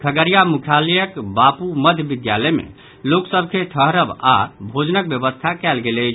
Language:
Maithili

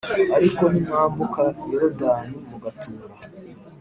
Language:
Kinyarwanda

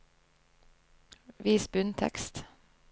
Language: Norwegian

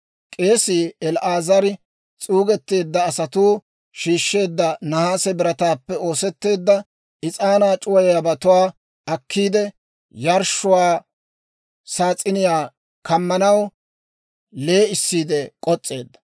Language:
Dawro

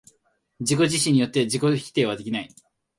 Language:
Japanese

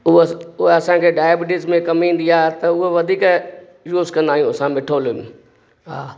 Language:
Sindhi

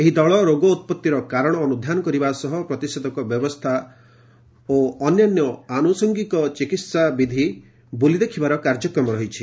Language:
Odia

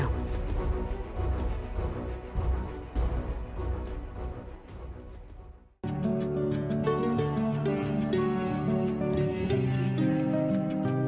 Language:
Vietnamese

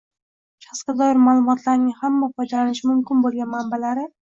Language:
Uzbek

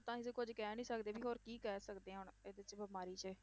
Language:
Punjabi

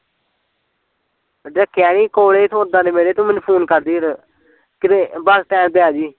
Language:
Punjabi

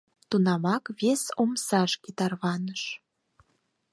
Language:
Mari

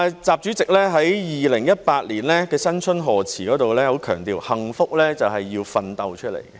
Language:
Cantonese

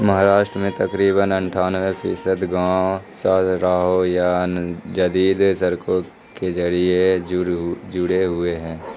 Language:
Urdu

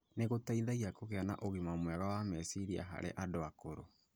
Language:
Kikuyu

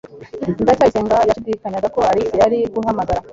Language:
Kinyarwanda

